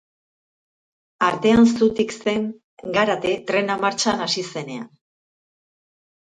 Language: Basque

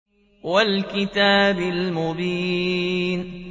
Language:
Arabic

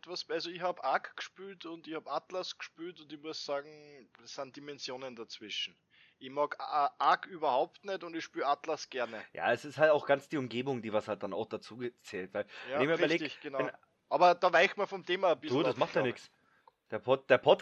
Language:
German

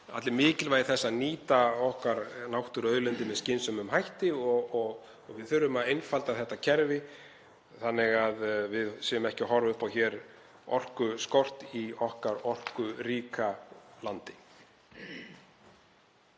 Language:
Icelandic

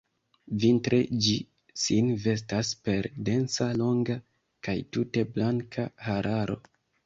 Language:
Esperanto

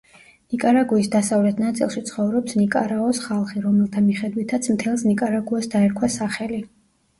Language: Georgian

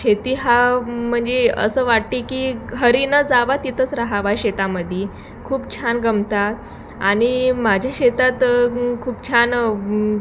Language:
Marathi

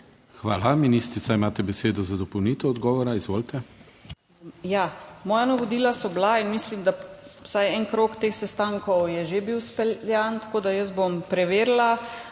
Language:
Slovenian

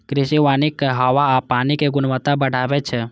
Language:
Maithili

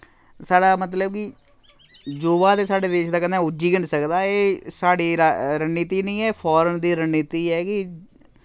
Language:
Dogri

